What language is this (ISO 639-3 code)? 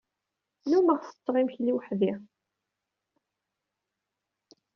kab